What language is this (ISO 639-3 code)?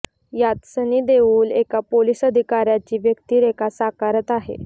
mar